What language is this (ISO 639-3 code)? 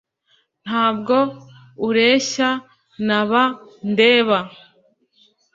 kin